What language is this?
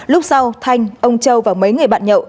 Vietnamese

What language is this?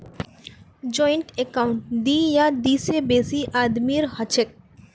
Magahi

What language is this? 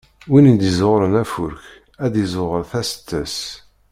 Kabyle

